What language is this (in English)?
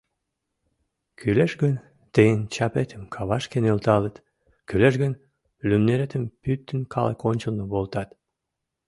Mari